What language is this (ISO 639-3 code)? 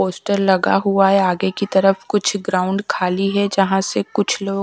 hin